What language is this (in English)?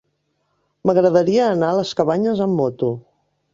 Catalan